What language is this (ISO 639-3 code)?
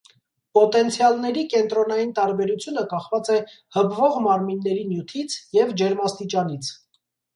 hye